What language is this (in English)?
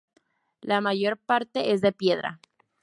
Spanish